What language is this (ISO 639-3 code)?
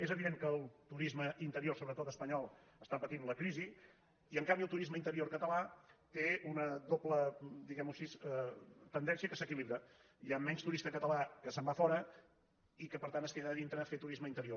cat